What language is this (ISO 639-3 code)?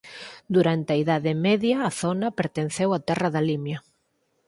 glg